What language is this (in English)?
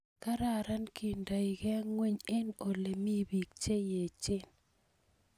Kalenjin